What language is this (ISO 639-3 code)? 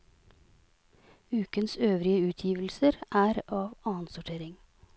nor